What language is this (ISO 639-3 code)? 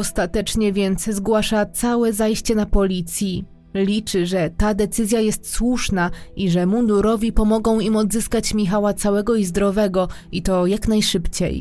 pol